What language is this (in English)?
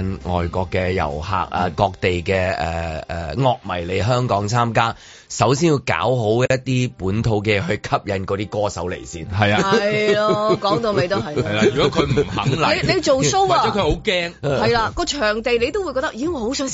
Chinese